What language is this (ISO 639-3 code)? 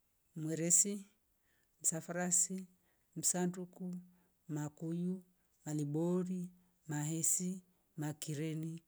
rof